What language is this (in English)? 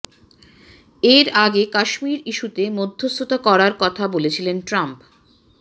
Bangla